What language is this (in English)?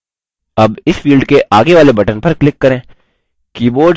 Hindi